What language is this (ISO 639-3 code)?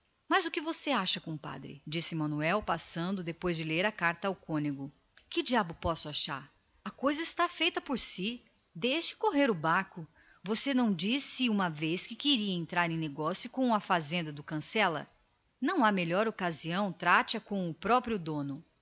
por